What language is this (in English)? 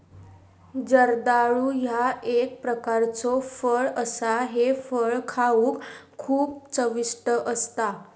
Marathi